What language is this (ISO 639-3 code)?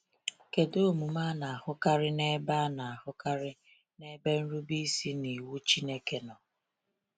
ibo